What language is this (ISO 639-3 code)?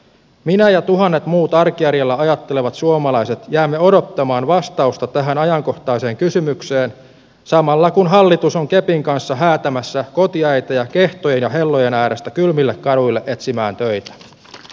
fin